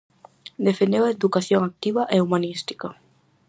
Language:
Galician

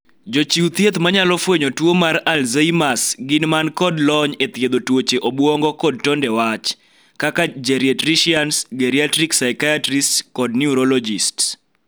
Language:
Luo (Kenya and Tanzania)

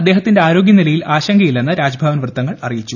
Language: Malayalam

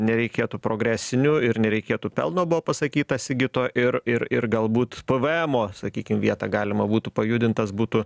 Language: Lithuanian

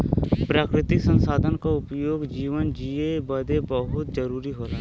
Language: Bhojpuri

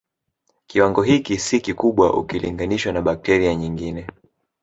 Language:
Swahili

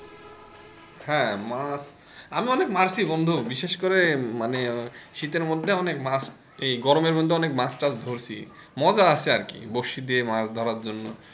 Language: Bangla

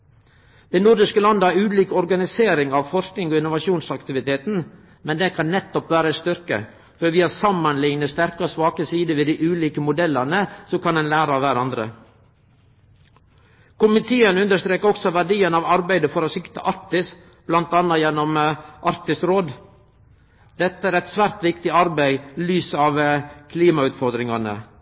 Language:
Norwegian Nynorsk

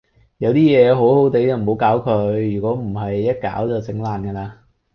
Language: Cantonese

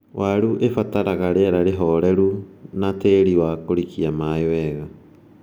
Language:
Kikuyu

